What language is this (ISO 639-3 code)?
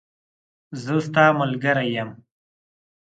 pus